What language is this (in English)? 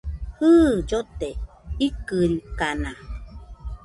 Nüpode Huitoto